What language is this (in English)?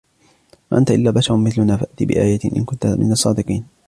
Arabic